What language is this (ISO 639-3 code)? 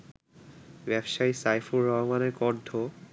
ben